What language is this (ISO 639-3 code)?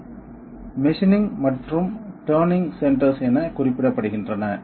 tam